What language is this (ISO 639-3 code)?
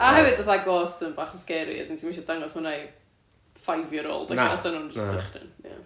cym